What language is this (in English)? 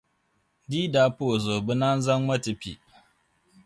Dagbani